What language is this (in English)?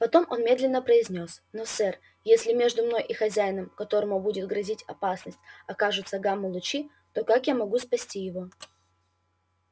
Russian